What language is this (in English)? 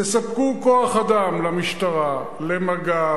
Hebrew